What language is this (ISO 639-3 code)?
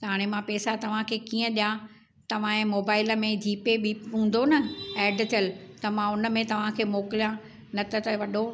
snd